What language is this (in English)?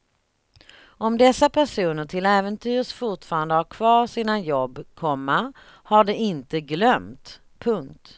Swedish